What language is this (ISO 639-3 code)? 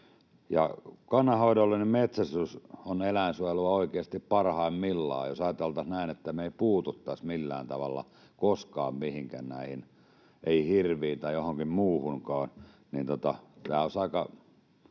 fin